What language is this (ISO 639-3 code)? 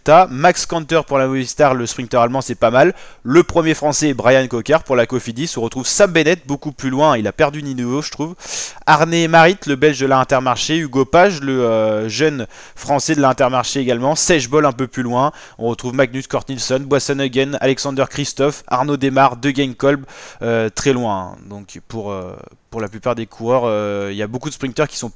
fra